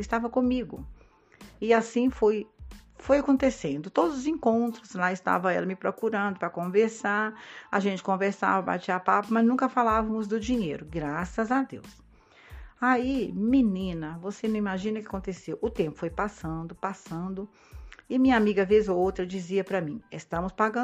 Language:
Portuguese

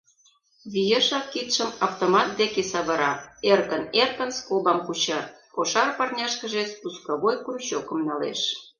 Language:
Mari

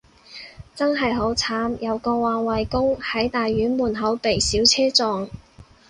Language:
Cantonese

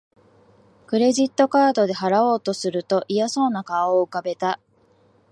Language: Japanese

